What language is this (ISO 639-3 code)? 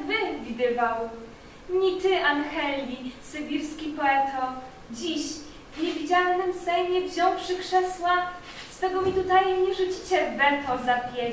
pol